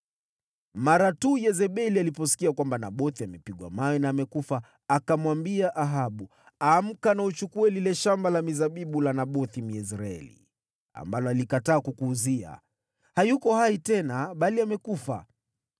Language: Swahili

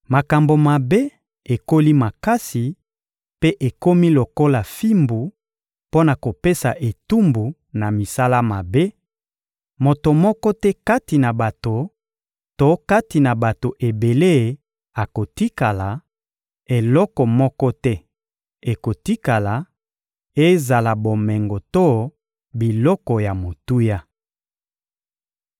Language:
Lingala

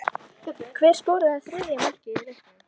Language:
Icelandic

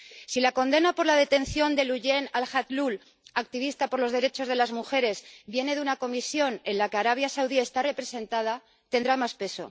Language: Spanish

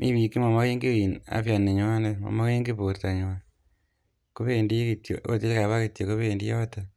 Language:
Kalenjin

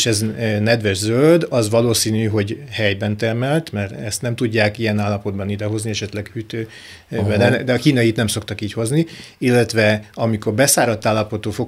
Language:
Hungarian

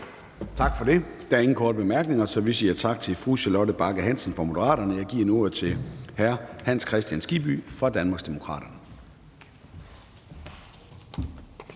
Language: Danish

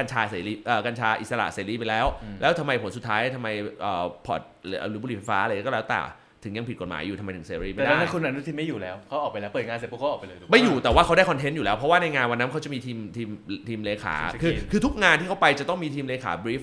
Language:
Thai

